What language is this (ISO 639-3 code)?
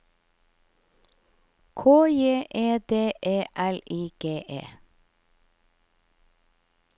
nor